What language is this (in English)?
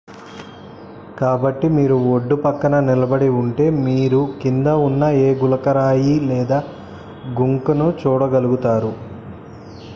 Telugu